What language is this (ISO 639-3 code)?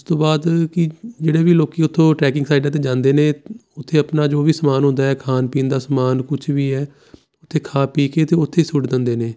pan